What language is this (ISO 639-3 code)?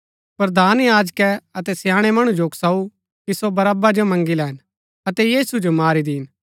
gbk